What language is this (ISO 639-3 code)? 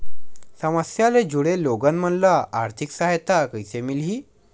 hne